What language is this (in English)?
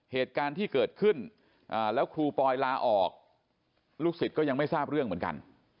Thai